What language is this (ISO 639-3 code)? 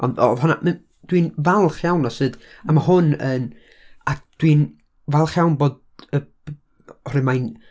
cym